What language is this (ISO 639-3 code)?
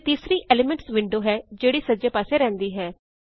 pan